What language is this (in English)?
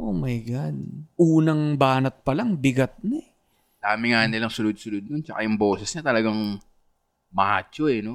Filipino